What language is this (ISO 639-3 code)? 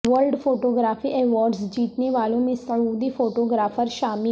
urd